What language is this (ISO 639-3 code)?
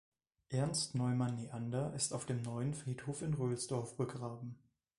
deu